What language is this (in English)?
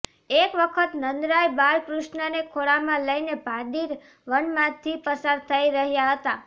Gujarati